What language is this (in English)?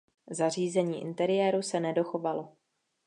Czech